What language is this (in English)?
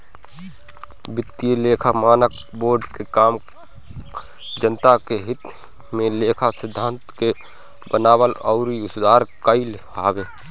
Bhojpuri